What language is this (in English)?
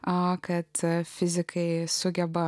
Lithuanian